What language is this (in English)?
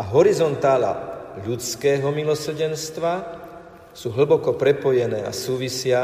Slovak